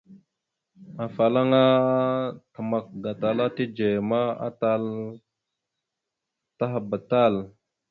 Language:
Mada (Cameroon)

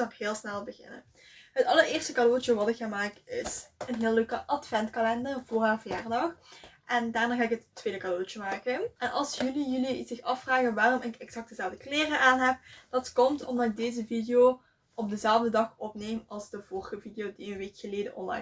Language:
Dutch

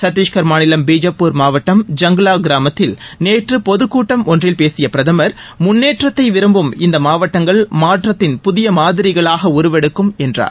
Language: Tamil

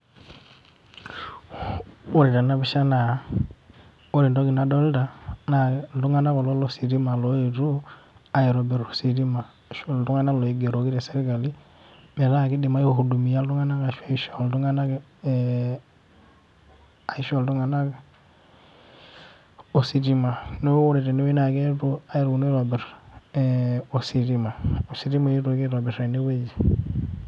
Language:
Masai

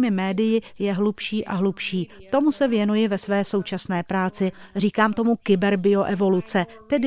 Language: Czech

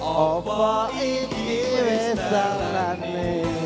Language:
Indonesian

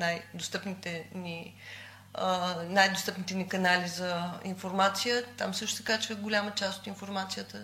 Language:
Bulgarian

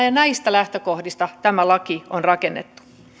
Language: Finnish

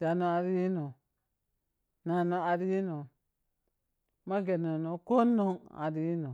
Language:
Piya-Kwonci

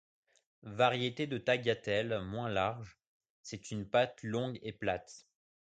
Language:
French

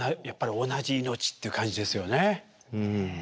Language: Japanese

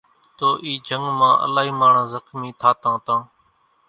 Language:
Kachi Koli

